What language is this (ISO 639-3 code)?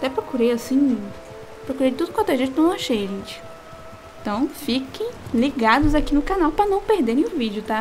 por